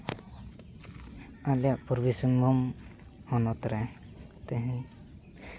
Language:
Santali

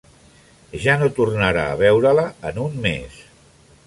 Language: Catalan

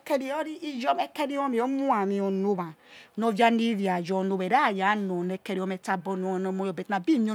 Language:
Yekhee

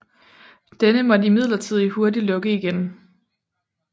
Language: Danish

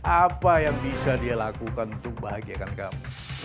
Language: Indonesian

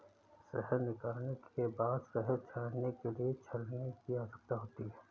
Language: Hindi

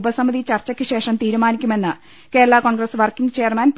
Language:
Malayalam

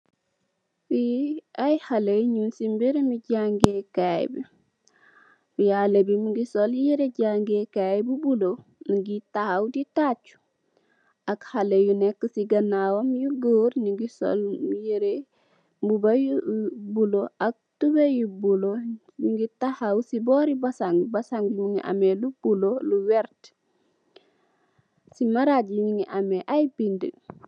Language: Wolof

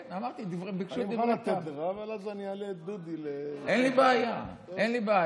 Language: Hebrew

